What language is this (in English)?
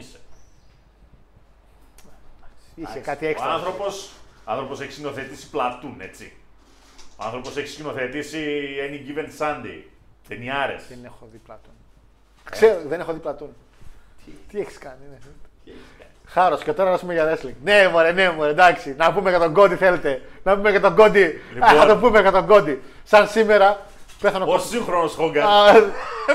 Greek